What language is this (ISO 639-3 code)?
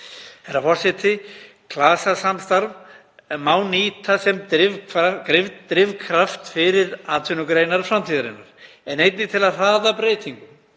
isl